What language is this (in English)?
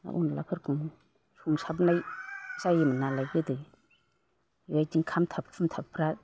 Bodo